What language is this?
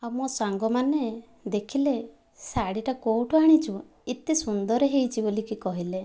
Odia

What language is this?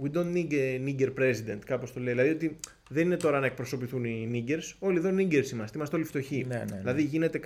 Greek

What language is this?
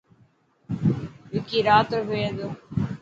Dhatki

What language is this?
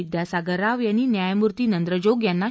Marathi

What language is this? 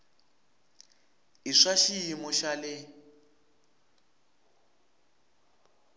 Tsonga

